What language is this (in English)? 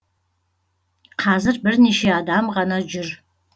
Kazakh